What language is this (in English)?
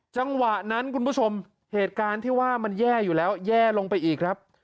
Thai